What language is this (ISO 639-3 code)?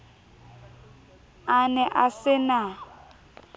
sot